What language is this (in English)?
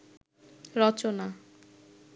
Bangla